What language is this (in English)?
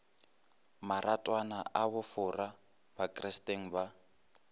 Northern Sotho